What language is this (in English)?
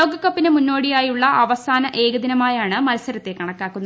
Malayalam